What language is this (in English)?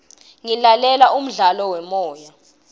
Swati